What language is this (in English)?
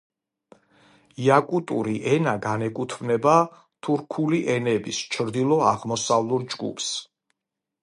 Georgian